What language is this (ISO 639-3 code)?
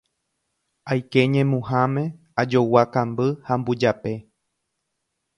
grn